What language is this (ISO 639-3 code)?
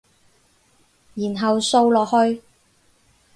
yue